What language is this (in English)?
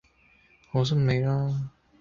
Cantonese